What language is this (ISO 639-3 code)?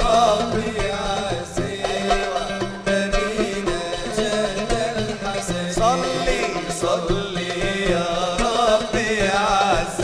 ara